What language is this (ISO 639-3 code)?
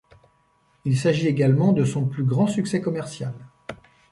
fra